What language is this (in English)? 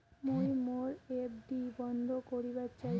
Bangla